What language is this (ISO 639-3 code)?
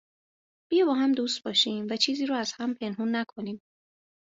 fas